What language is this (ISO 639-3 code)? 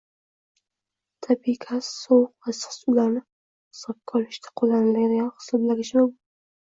uzb